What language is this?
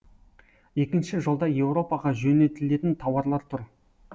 Kazakh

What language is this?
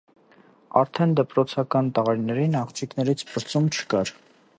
Armenian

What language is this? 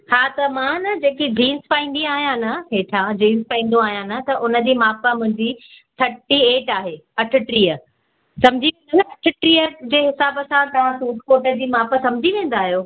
Sindhi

